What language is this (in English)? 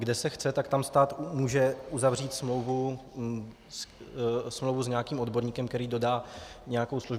Czech